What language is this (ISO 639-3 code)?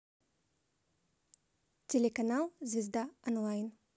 rus